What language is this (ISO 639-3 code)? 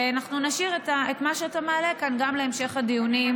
heb